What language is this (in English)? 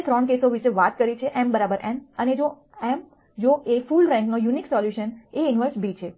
Gujarati